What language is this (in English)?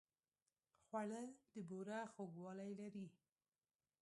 Pashto